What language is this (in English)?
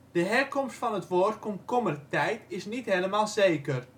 Dutch